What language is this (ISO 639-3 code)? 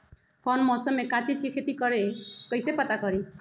mag